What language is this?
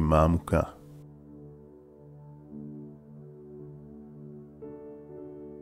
Hebrew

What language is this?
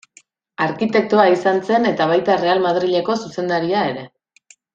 Basque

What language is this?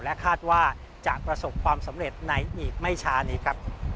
Thai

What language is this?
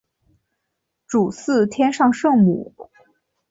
Chinese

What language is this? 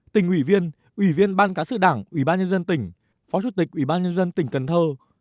Vietnamese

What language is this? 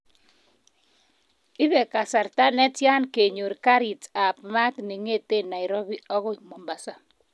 Kalenjin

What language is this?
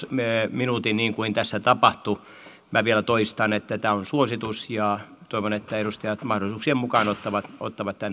Finnish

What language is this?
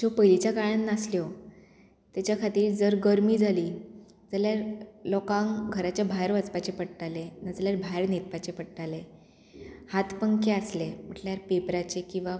Konkani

